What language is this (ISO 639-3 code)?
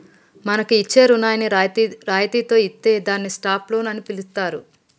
tel